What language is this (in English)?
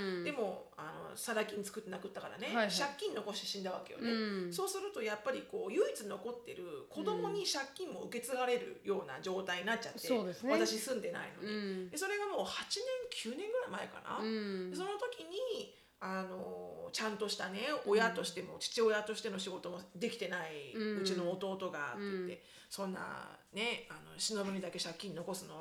Japanese